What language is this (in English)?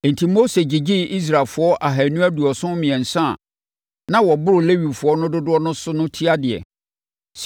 Akan